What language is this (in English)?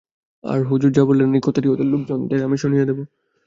Bangla